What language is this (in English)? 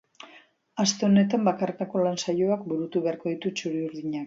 Basque